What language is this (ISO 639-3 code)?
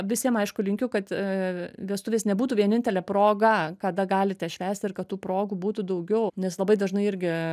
lit